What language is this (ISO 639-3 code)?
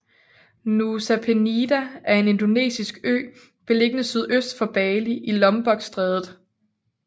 dan